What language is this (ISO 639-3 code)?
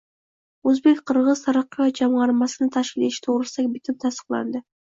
uzb